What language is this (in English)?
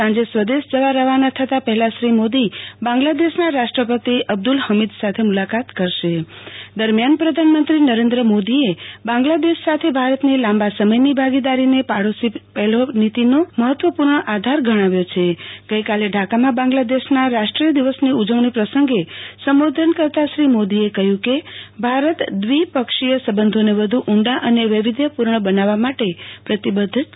Gujarati